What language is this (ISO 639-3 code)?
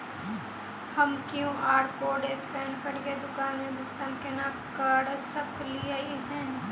mai